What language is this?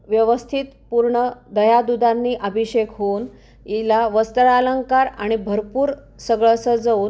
Marathi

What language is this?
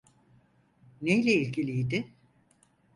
Turkish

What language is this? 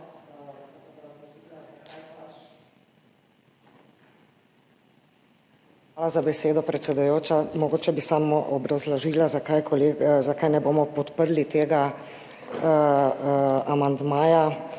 Slovenian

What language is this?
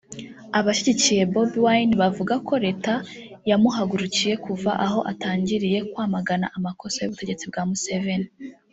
Kinyarwanda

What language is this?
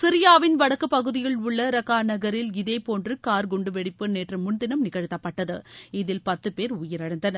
Tamil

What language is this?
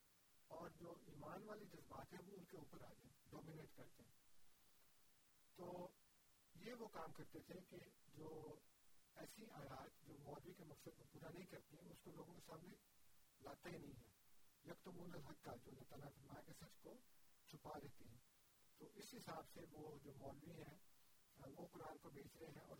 Urdu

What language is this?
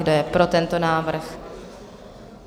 Czech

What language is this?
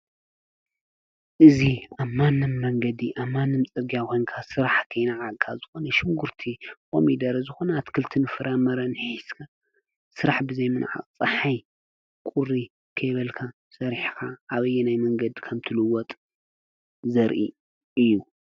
Tigrinya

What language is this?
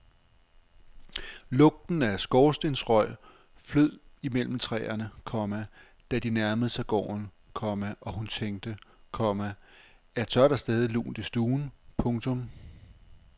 Danish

